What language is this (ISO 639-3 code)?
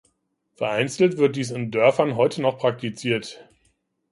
deu